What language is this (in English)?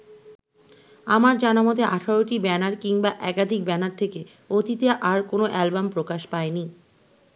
Bangla